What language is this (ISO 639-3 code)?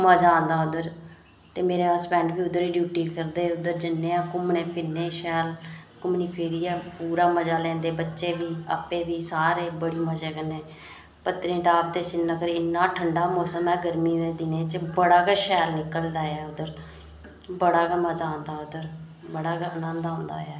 doi